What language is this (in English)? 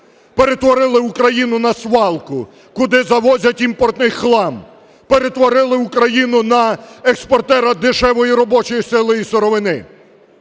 Ukrainian